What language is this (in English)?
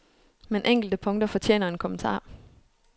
Danish